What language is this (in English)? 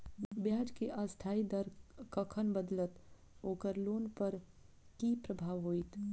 Maithili